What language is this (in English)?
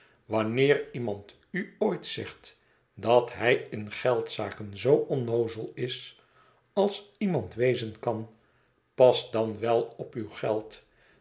Dutch